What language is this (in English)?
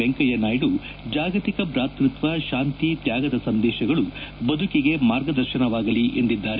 Kannada